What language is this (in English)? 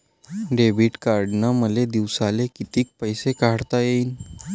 Marathi